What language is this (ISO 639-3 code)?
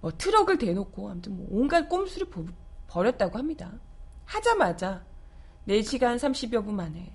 kor